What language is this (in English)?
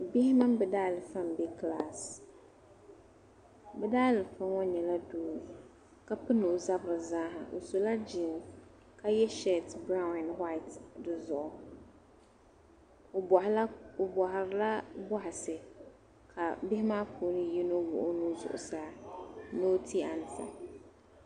Dagbani